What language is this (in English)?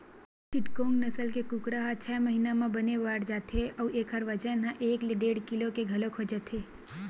Chhattisgarhi